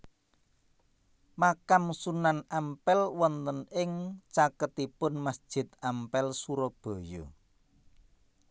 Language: Javanese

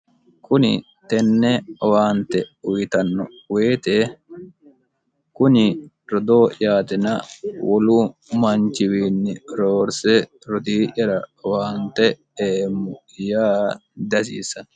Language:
Sidamo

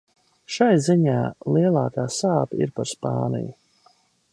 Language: Latvian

